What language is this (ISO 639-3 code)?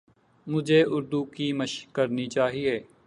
urd